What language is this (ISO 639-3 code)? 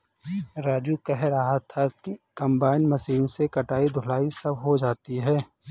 hin